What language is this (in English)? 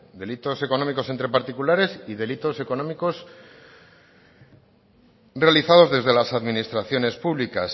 Spanish